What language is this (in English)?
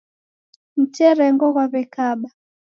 Taita